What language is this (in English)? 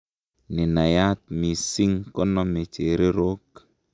Kalenjin